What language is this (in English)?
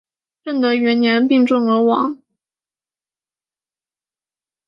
Chinese